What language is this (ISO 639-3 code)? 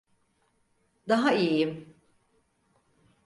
tur